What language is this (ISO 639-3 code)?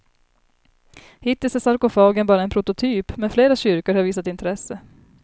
swe